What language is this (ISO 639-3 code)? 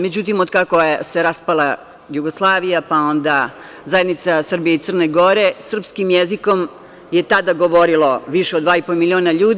srp